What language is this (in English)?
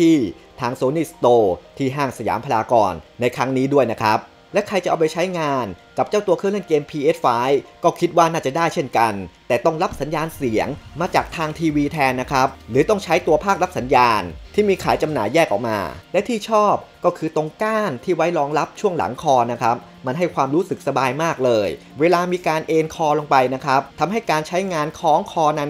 Thai